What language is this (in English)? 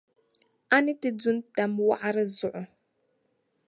Dagbani